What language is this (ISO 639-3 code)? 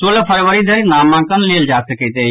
mai